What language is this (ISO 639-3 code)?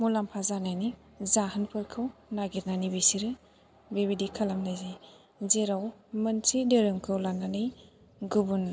brx